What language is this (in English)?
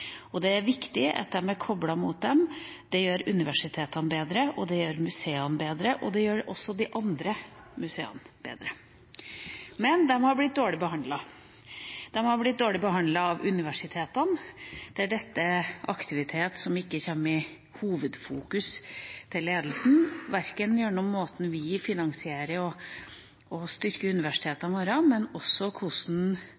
Norwegian Bokmål